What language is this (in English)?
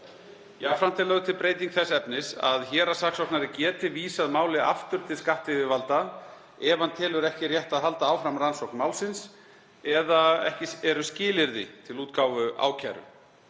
Icelandic